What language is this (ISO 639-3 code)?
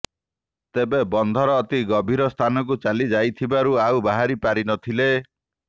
ori